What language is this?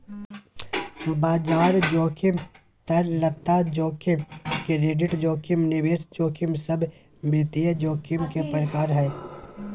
Magahi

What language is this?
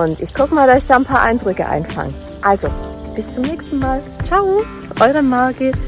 German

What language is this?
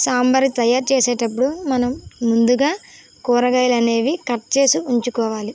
Telugu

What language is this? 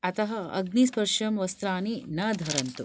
Sanskrit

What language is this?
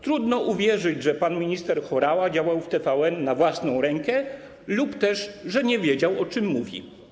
Polish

